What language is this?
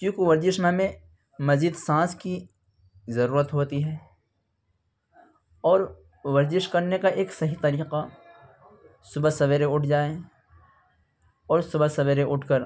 Urdu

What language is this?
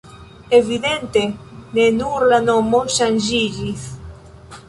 Esperanto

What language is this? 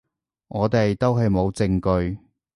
Cantonese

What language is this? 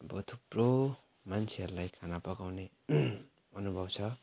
Nepali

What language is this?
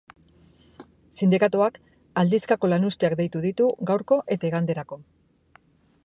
Basque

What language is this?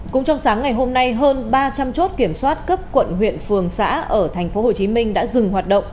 Vietnamese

